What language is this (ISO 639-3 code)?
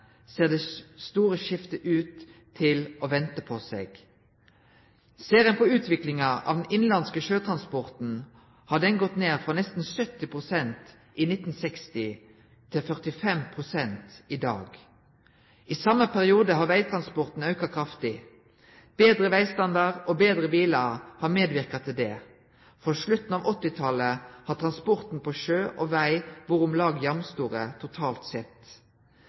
nno